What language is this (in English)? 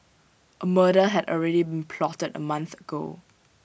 English